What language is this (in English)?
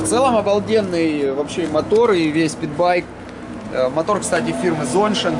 Russian